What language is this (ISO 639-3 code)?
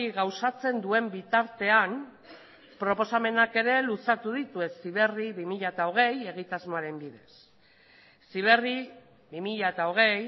eus